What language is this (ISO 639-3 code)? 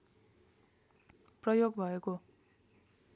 nep